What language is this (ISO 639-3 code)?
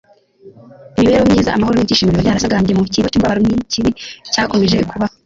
kin